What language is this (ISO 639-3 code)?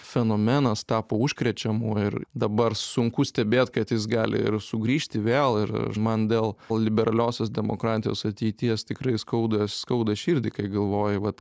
lit